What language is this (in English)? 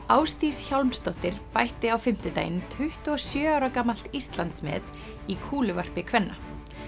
Icelandic